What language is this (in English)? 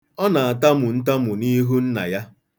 Igbo